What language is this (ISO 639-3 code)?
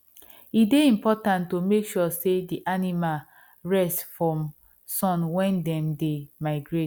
pcm